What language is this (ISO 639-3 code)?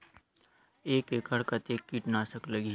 hne